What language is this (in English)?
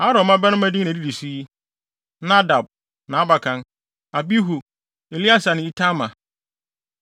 Akan